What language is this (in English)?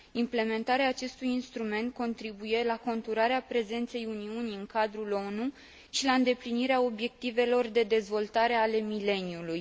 Romanian